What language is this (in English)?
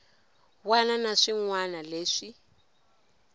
Tsonga